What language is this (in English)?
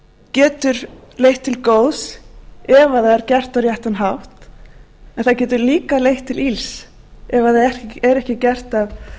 Icelandic